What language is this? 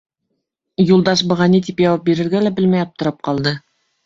Bashkir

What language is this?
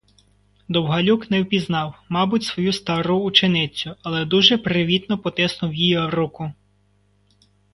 Ukrainian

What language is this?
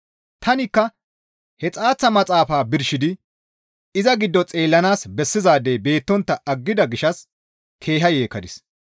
Gamo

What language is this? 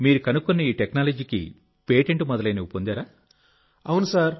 Telugu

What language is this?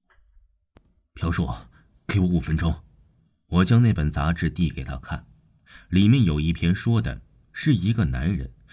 Chinese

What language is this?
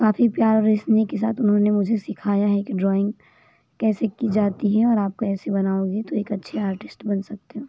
Hindi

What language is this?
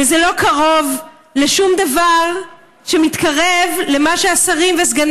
Hebrew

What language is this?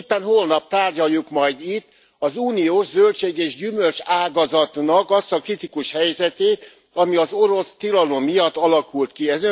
Hungarian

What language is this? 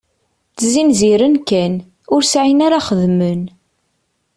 Kabyle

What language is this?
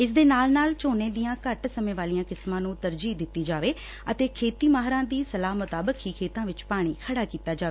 Punjabi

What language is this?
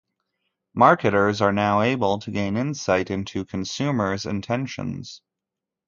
English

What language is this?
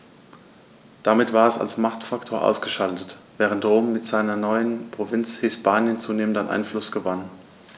German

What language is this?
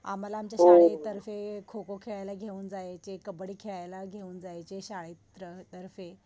Marathi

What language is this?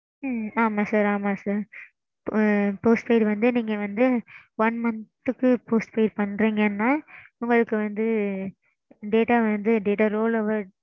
Tamil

